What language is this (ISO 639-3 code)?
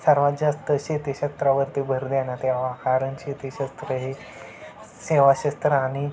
mar